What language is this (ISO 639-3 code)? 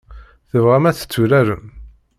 kab